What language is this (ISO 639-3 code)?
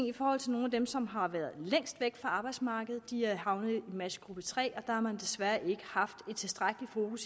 dan